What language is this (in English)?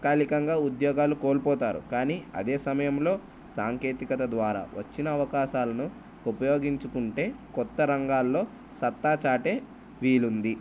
Telugu